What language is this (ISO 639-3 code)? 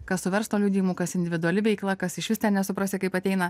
lit